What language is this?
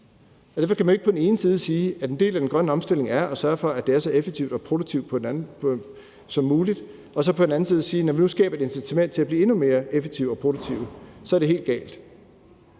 Danish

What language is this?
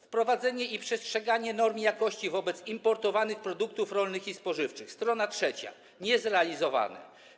Polish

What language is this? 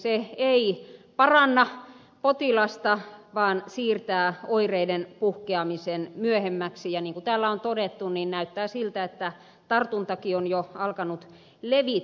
Finnish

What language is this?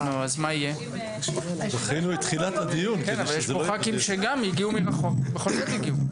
Hebrew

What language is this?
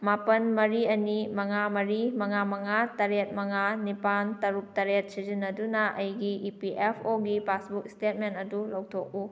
Manipuri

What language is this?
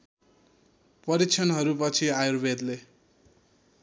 Nepali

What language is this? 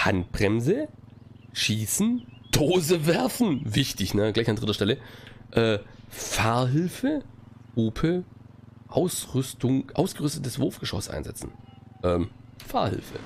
German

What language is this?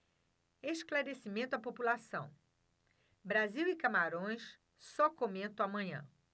Portuguese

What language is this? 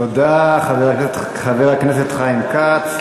Hebrew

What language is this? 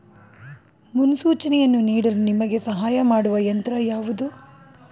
Kannada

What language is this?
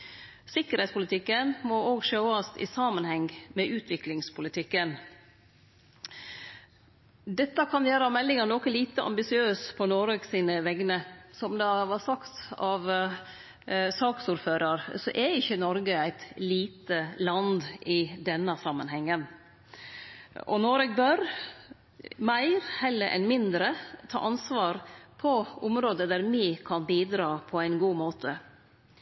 Norwegian Nynorsk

